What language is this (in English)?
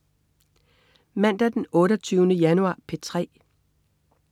Danish